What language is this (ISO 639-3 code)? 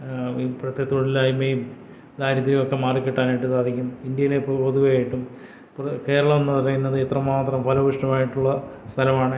mal